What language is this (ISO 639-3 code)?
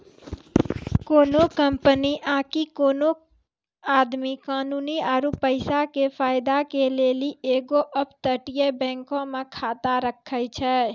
mai